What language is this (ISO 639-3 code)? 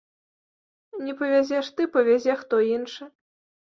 bel